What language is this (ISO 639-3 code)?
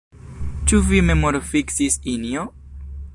epo